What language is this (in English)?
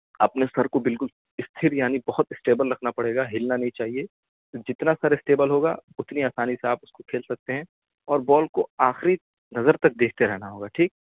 Urdu